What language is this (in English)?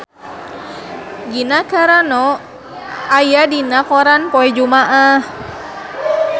Sundanese